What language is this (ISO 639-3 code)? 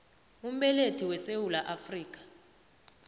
nbl